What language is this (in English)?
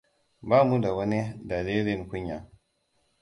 Hausa